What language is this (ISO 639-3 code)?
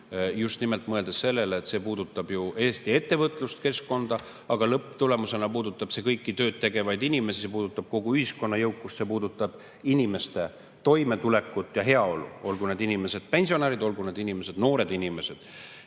est